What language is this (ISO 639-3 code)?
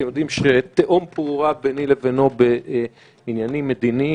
heb